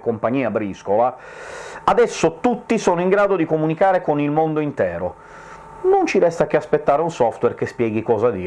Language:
Italian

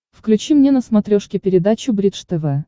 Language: Russian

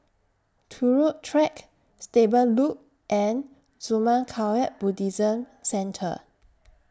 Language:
English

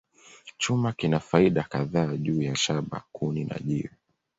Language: Swahili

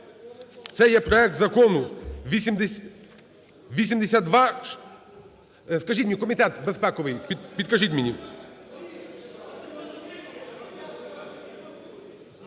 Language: Ukrainian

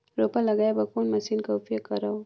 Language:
Chhattisgarhi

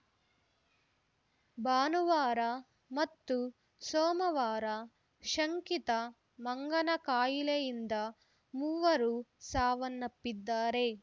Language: Kannada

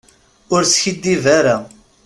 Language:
Kabyle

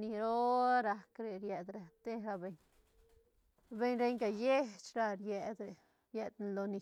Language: Santa Catarina Albarradas Zapotec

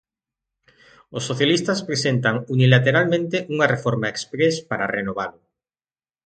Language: Galician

